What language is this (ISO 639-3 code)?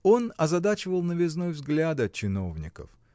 rus